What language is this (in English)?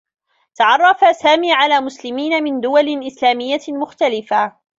Arabic